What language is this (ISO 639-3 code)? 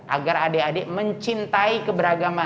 ind